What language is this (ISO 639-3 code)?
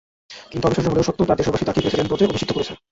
ben